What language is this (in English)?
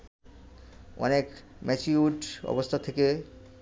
Bangla